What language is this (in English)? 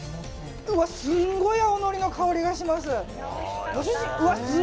Japanese